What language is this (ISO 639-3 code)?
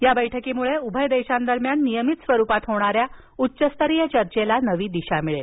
mar